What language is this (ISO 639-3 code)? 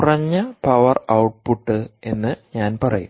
mal